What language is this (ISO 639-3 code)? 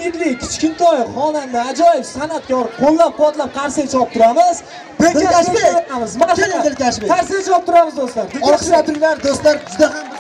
tur